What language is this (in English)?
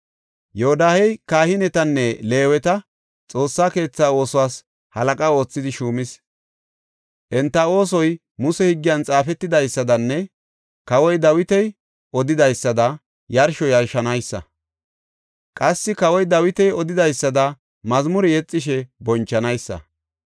Gofa